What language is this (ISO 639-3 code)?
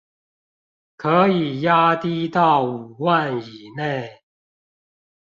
zho